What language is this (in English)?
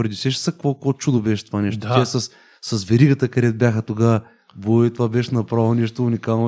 Bulgarian